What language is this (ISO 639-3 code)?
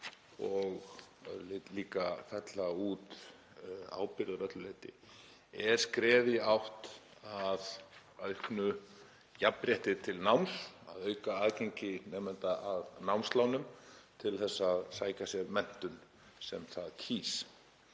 isl